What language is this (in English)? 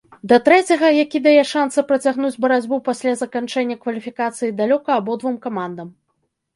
Belarusian